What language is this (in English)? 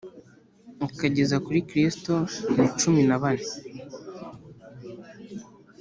Kinyarwanda